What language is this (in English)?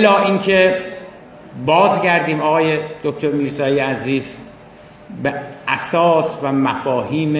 Persian